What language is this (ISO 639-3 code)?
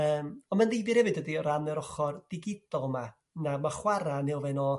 cym